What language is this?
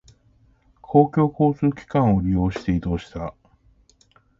Japanese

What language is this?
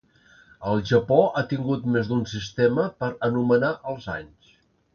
Catalan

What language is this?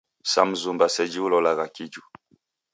Taita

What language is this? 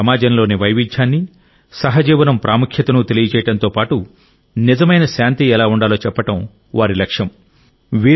Telugu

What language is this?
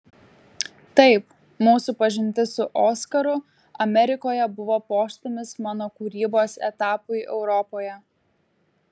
Lithuanian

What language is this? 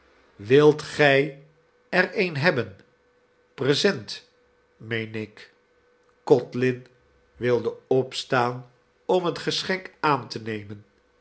Dutch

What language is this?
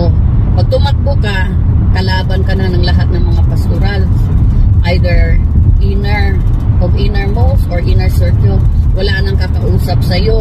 Filipino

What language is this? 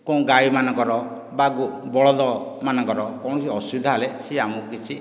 Odia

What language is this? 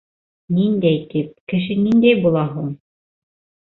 Bashkir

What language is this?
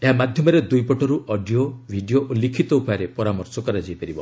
Odia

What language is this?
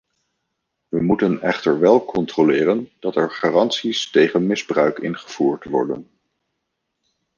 Dutch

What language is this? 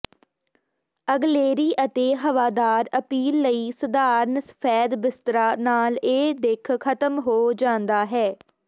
Punjabi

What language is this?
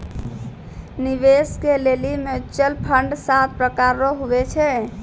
Maithili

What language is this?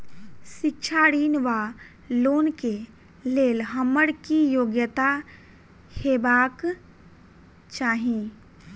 Maithili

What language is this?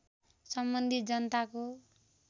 Nepali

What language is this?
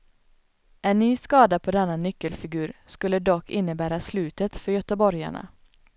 Swedish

